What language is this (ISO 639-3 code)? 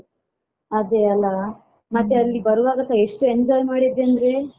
kan